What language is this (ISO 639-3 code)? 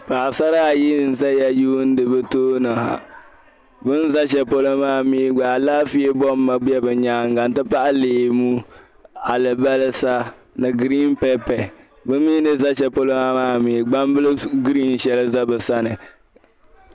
dag